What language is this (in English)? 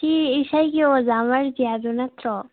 Manipuri